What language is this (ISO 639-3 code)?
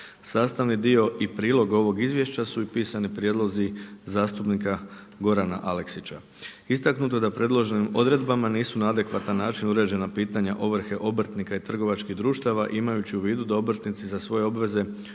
hrv